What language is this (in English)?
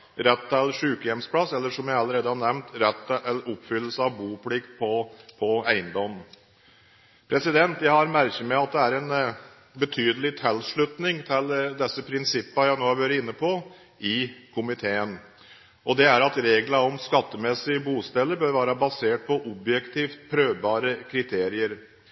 Norwegian Bokmål